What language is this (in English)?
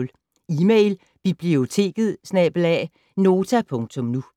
Danish